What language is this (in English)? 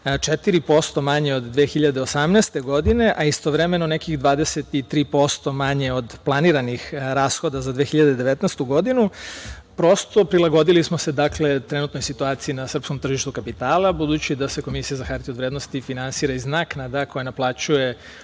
Serbian